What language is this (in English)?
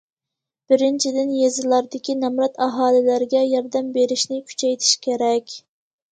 Uyghur